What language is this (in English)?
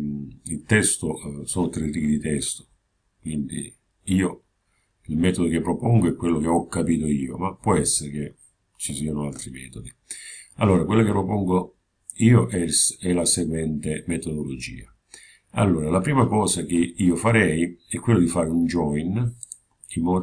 Italian